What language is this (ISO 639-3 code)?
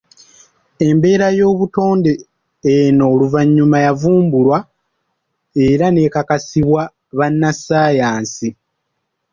lug